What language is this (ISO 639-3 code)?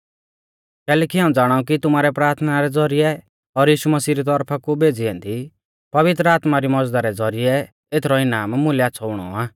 bfz